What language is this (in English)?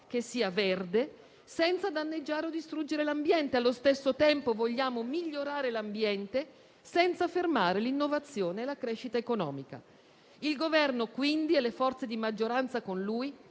Italian